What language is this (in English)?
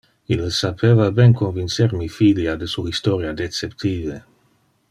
Interlingua